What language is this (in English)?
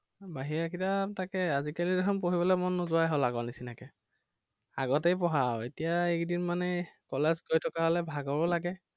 Assamese